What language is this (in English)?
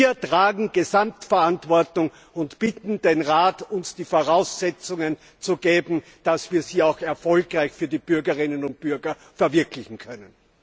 German